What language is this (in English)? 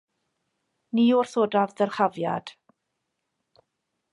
Welsh